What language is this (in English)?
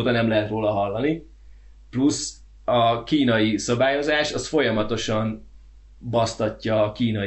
Hungarian